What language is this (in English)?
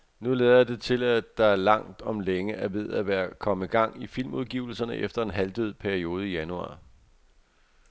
Danish